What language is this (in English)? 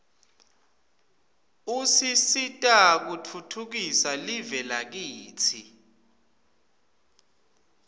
Swati